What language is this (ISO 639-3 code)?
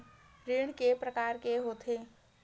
hne